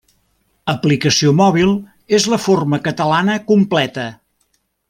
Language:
Catalan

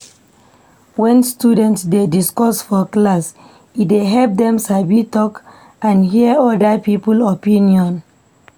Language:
Nigerian Pidgin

